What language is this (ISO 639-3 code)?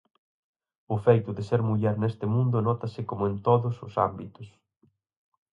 glg